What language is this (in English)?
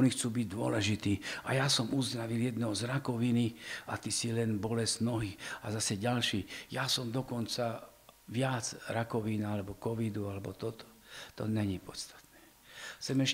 Slovak